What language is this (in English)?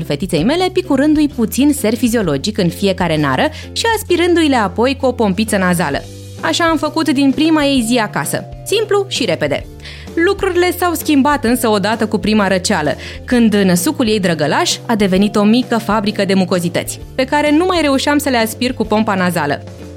Romanian